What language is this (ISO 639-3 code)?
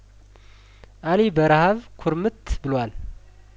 amh